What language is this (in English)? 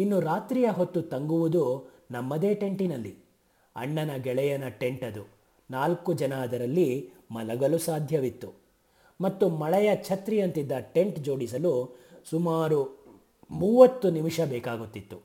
Kannada